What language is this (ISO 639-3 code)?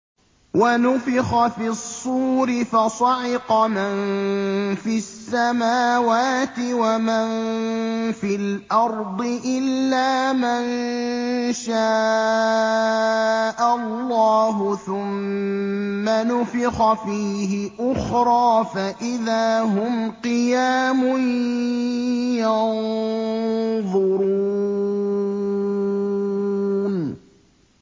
ara